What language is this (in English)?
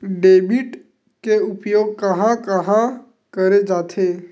Chhattisgarhi